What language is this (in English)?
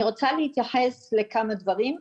Hebrew